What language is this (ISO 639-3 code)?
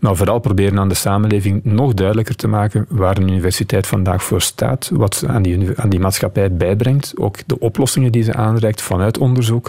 nld